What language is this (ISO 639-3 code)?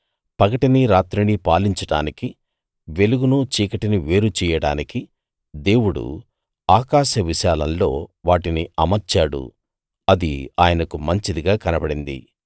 tel